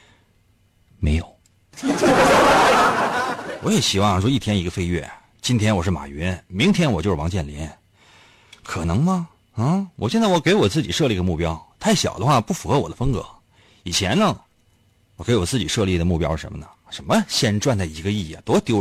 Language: Chinese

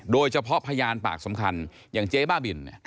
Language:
Thai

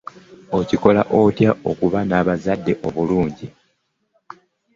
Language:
Ganda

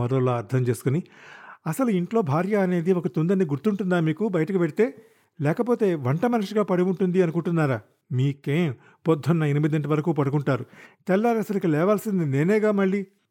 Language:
Telugu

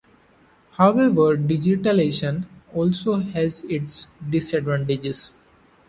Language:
English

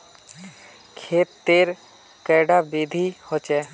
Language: Magahi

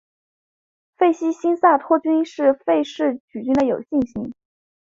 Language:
Chinese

